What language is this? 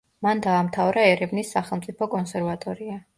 Georgian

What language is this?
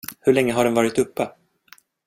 Swedish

